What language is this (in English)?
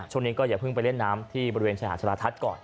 Thai